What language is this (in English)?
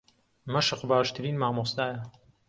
Central Kurdish